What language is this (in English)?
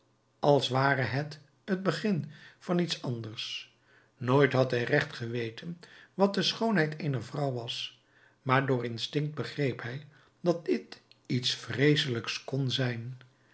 Dutch